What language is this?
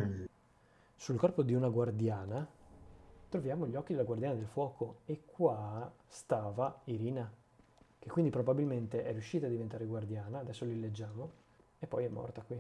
Italian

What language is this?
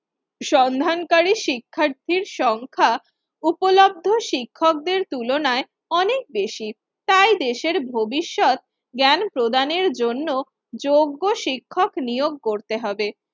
Bangla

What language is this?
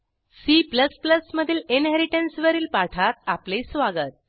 Marathi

